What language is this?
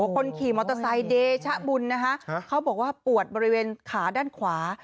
Thai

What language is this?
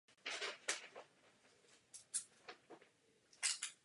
Czech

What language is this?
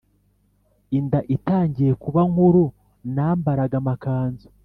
Kinyarwanda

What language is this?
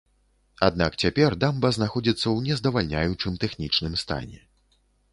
Belarusian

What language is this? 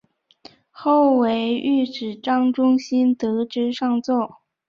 Chinese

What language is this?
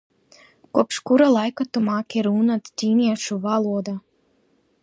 Latvian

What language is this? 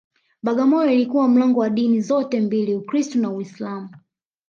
Swahili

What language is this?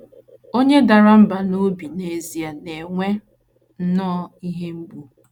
Igbo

